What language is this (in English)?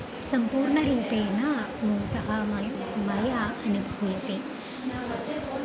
Sanskrit